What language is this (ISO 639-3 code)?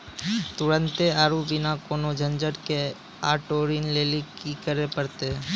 mai